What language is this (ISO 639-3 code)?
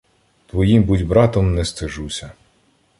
ukr